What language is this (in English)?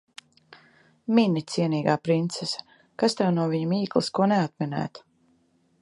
Latvian